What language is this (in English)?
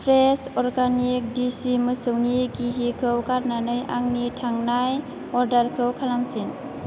Bodo